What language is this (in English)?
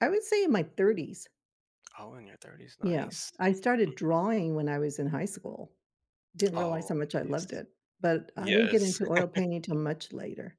English